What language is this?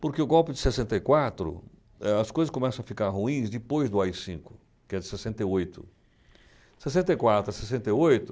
Portuguese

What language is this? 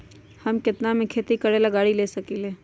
Magahi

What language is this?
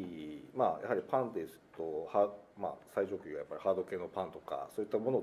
Japanese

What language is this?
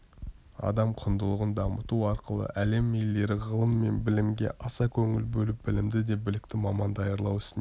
Kazakh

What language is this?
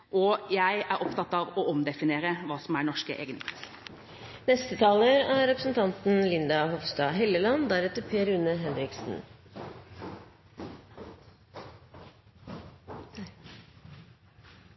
Norwegian Bokmål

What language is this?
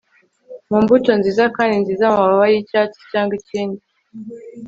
Kinyarwanda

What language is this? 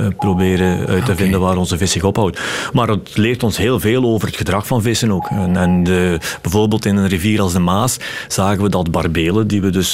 Dutch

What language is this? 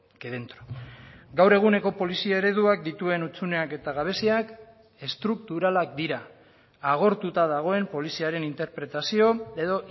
Basque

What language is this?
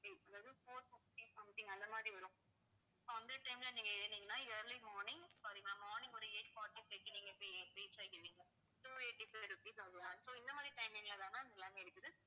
Tamil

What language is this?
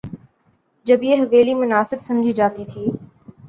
Urdu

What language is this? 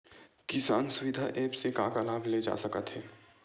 Chhattisgarhi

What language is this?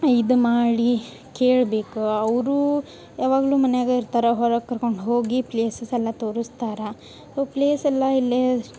Kannada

